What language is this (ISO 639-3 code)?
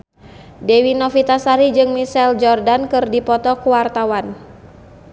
sun